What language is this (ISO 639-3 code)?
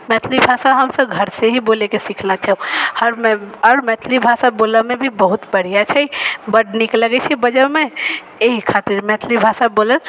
mai